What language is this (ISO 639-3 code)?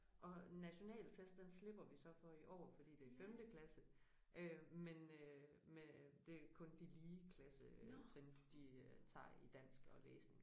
dan